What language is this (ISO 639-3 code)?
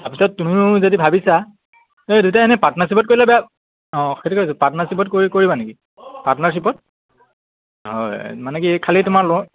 asm